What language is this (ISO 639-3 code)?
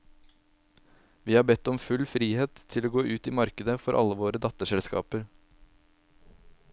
nor